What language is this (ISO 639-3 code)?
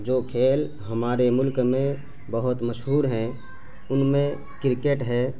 urd